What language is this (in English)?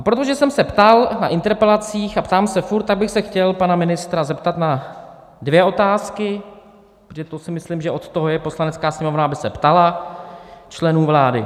Czech